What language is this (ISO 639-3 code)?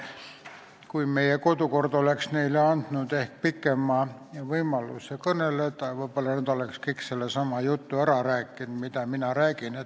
est